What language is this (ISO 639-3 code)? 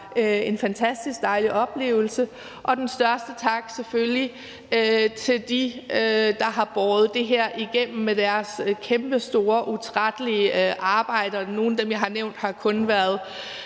dan